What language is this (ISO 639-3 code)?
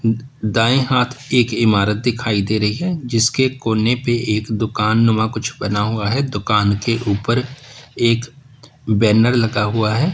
hin